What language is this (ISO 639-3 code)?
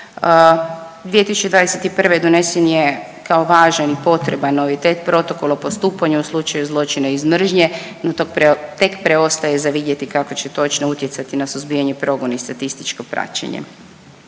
hrv